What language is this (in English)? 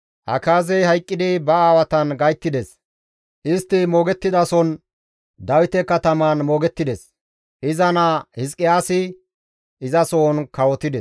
Gamo